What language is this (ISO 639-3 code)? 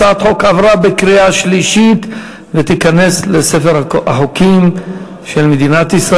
heb